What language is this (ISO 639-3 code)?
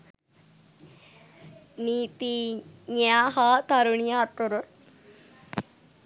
sin